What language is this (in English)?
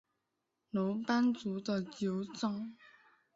Chinese